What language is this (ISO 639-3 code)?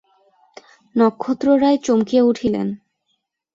ben